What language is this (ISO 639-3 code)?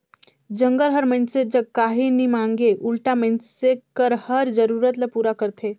hne